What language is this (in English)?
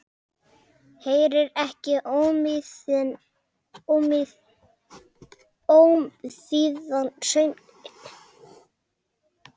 Icelandic